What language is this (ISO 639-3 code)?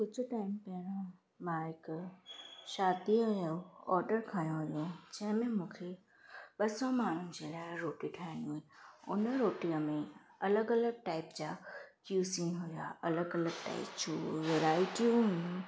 snd